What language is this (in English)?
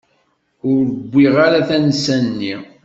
Kabyle